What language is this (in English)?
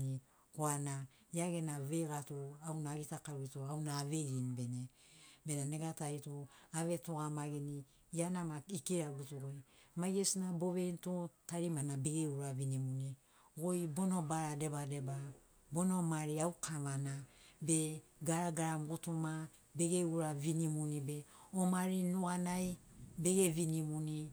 Sinaugoro